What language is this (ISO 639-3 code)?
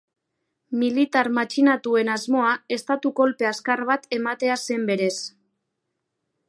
eus